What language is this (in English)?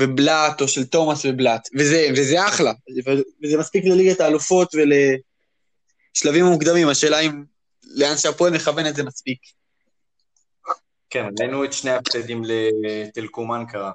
Hebrew